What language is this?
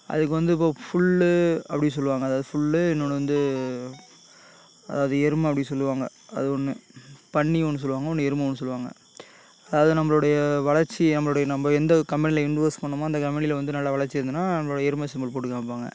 Tamil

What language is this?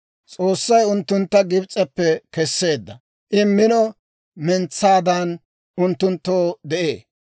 Dawro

